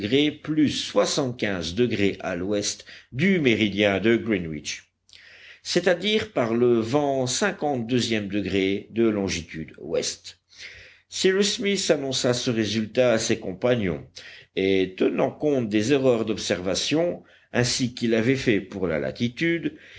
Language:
French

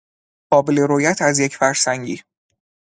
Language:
Persian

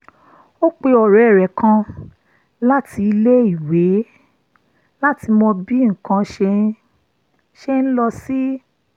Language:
Yoruba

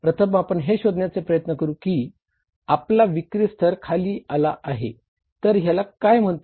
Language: Marathi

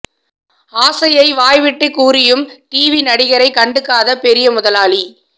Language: Tamil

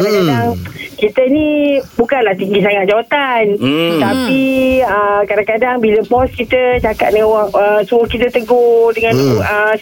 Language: Malay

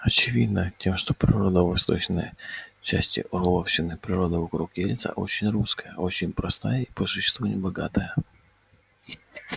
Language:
Russian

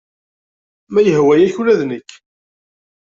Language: Kabyle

